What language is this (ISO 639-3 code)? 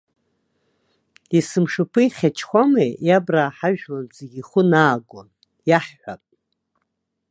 abk